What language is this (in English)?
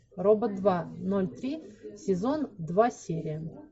Russian